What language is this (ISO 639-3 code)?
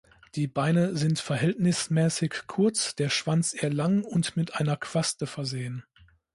deu